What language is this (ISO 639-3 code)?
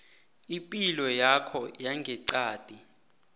nbl